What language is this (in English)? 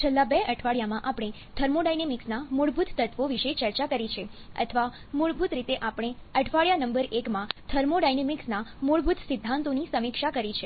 Gujarati